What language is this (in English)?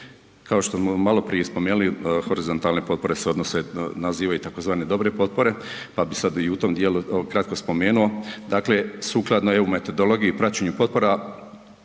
Croatian